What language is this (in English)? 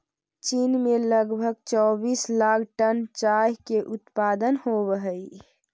Magahi